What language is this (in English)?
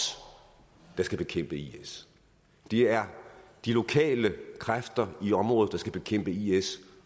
Danish